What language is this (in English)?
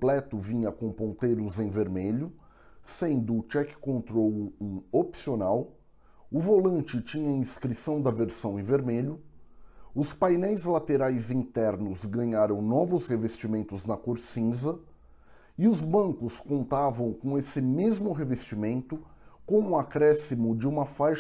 Portuguese